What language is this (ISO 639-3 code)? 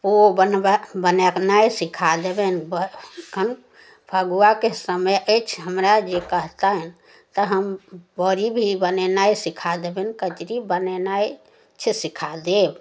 mai